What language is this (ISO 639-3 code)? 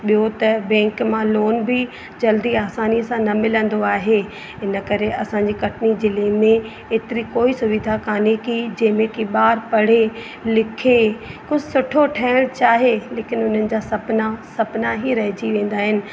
snd